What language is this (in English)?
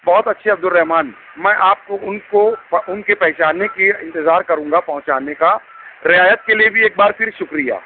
Urdu